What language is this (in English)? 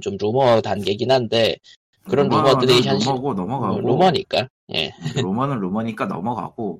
Korean